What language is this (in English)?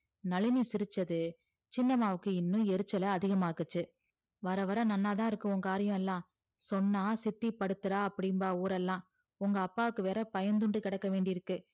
Tamil